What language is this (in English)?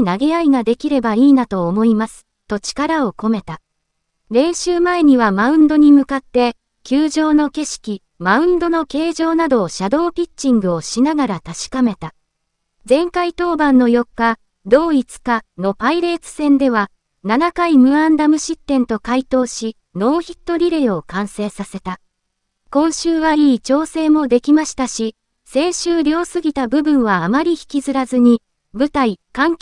Japanese